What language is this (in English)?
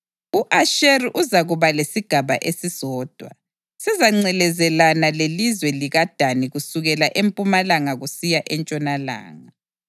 North Ndebele